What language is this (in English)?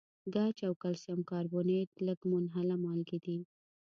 Pashto